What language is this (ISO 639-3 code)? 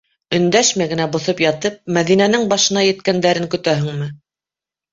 bak